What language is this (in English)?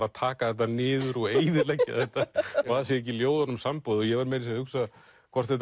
Icelandic